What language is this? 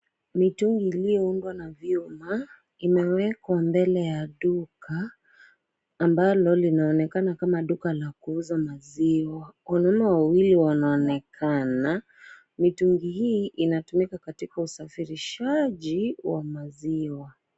Swahili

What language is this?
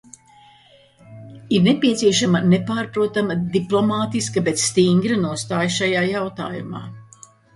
Latvian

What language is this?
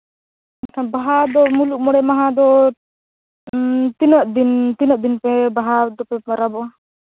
Santali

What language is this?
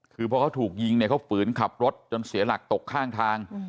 Thai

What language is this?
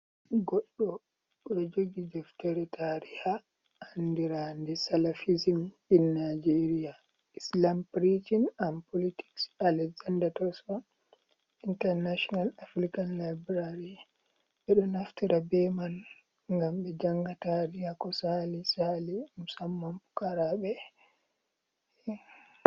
Fula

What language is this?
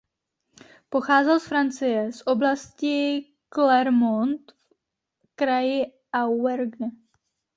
Czech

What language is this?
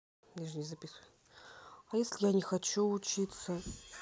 Russian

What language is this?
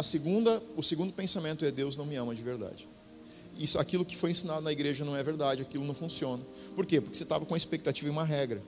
Portuguese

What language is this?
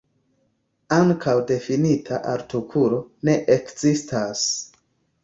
Esperanto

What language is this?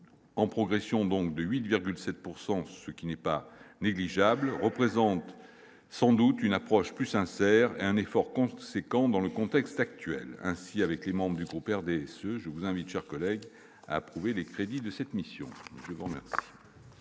French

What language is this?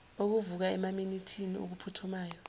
Zulu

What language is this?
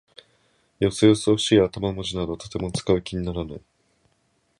Japanese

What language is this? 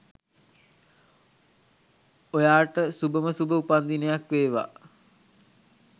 Sinhala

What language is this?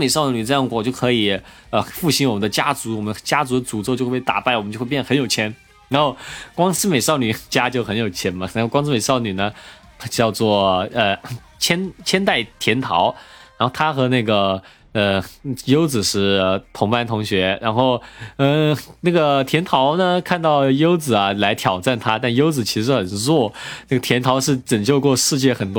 Chinese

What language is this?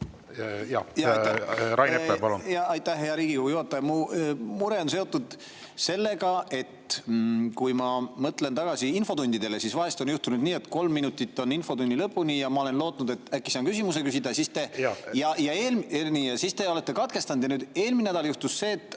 Estonian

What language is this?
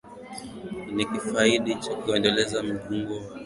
Swahili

